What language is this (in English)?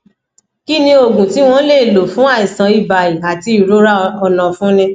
Yoruba